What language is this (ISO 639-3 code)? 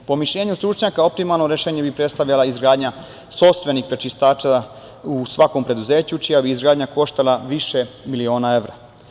srp